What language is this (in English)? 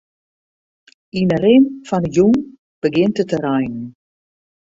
Western Frisian